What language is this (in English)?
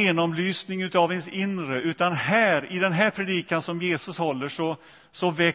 Swedish